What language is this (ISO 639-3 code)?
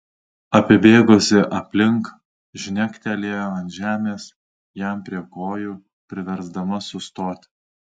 lit